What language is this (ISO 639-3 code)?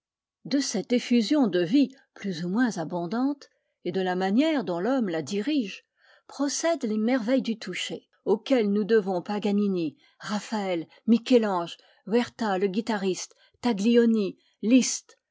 fra